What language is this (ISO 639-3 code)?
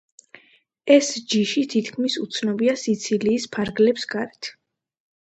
kat